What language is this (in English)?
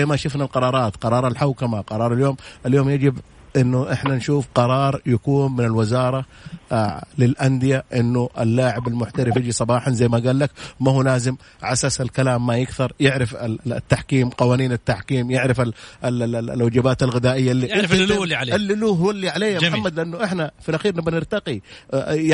Arabic